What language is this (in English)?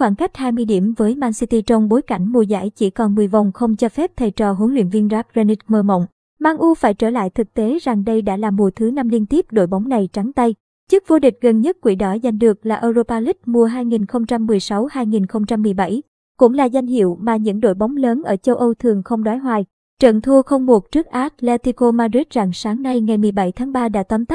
Vietnamese